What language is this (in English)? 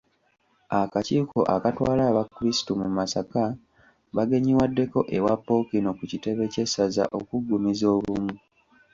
Ganda